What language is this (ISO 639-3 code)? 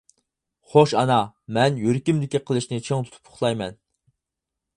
uig